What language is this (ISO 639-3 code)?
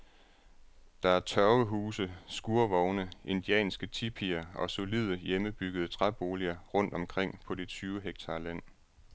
dan